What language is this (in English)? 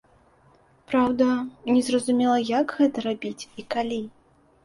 Belarusian